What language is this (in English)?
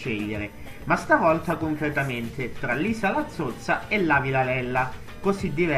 Italian